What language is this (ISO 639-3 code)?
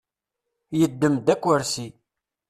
kab